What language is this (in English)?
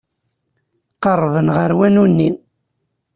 Kabyle